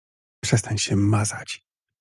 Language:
Polish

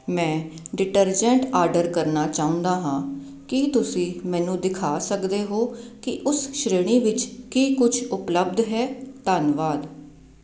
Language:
Punjabi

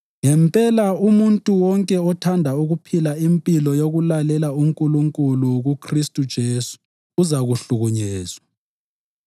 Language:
North Ndebele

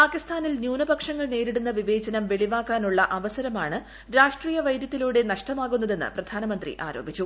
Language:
Malayalam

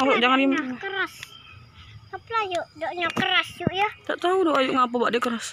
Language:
Indonesian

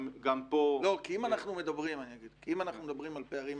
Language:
Hebrew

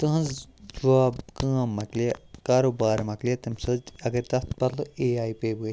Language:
Kashmiri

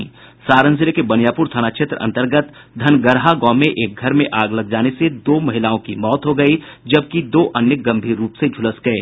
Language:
Hindi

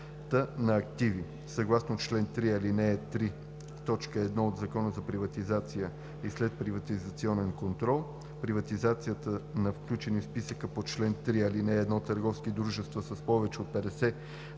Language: Bulgarian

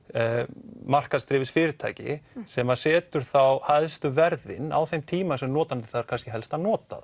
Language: Icelandic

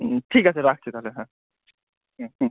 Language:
Bangla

